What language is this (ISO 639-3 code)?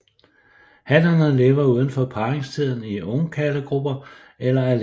dan